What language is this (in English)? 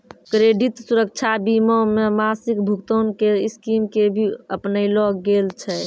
Maithili